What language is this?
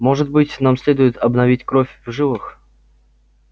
Russian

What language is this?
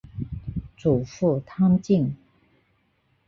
Chinese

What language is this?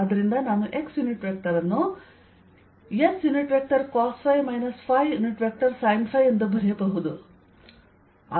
Kannada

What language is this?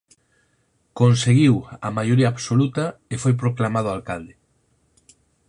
Galician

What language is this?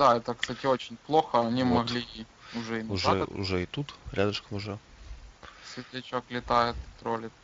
Russian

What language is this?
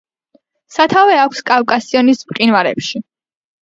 Georgian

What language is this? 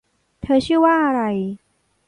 Thai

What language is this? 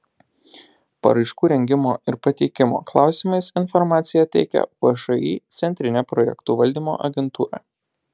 Lithuanian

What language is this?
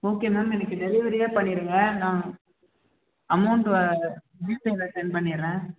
Tamil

